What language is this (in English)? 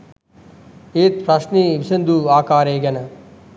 Sinhala